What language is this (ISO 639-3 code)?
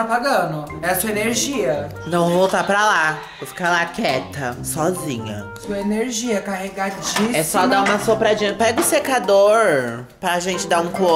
por